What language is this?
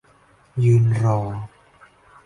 Thai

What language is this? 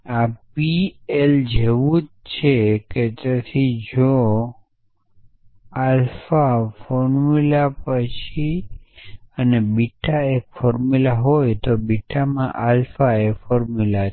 Gujarati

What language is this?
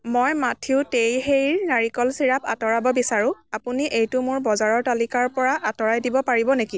Assamese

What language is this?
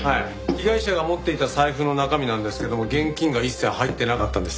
Japanese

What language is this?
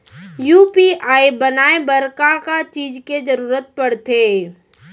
Chhattisgarhi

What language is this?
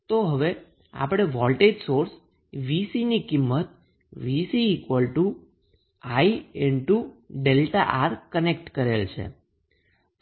Gujarati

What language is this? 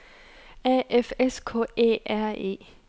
Danish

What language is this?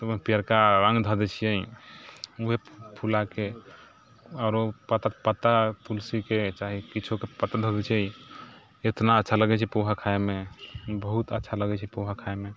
Maithili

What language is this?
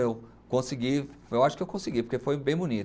Portuguese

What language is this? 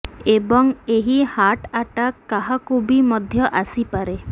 Odia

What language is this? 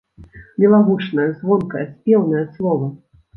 Belarusian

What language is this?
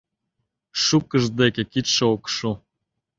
Mari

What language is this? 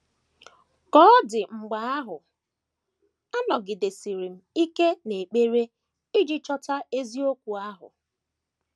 Igbo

